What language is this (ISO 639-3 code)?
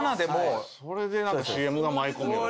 jpn